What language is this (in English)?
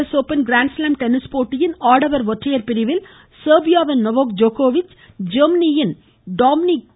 Tamil